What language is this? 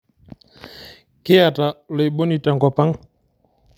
Masai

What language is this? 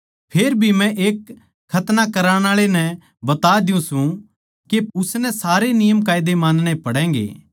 Haryanvi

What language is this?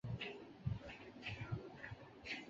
Chinese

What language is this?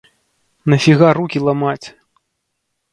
Belarusian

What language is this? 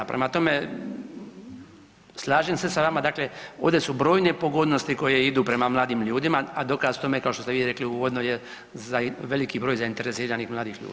Croatian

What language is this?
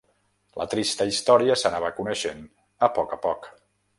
Catalan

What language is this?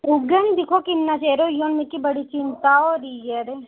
Dogri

